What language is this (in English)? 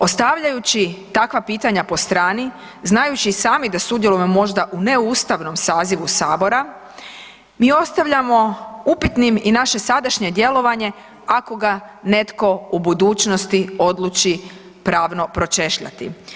Croatian